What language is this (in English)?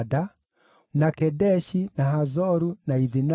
Kikuyu